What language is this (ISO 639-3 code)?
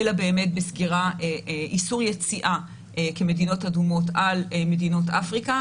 heb